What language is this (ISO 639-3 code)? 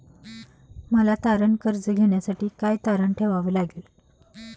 mar